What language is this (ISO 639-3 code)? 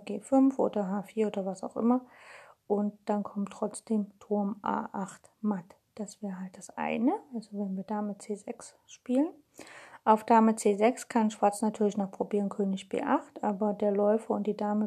deu